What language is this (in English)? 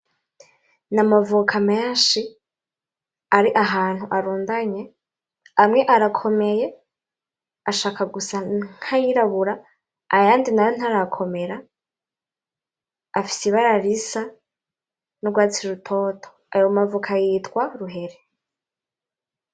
Rundi